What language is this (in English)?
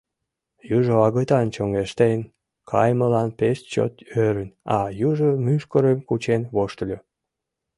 Mari